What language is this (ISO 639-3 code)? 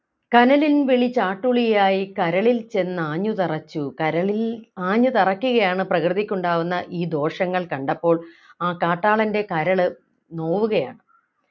mal